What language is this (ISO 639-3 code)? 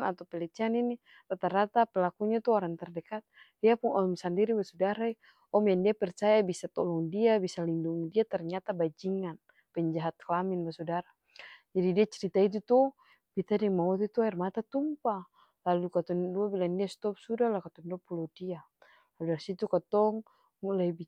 abs